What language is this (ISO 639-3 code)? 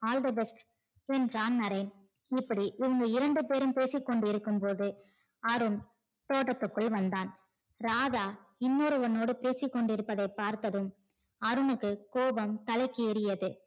tam